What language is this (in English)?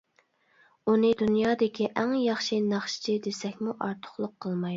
Uyghur